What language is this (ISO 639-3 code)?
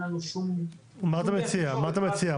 heb